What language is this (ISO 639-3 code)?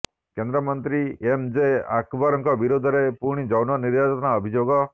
ori